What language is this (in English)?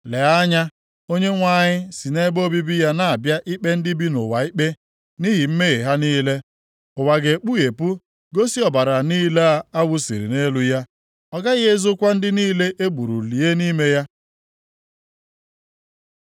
Igbo